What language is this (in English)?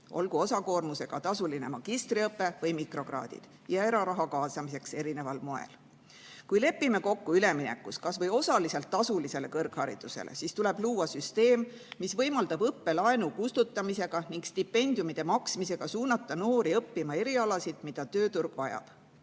Estonian